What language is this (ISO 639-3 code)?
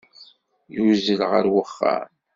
kab